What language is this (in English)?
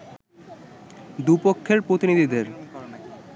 Bangla